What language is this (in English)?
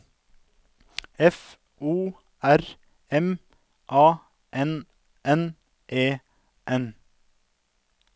Norwegian